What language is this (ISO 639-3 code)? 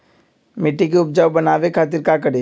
mag